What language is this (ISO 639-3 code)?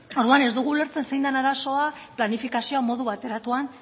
eus